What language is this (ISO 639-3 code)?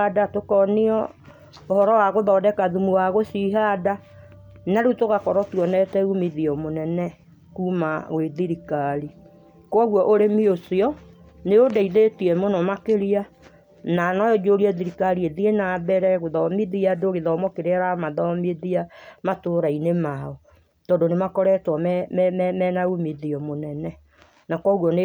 kik